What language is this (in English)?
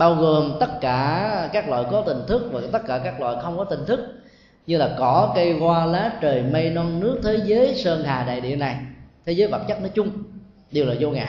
Vietnamese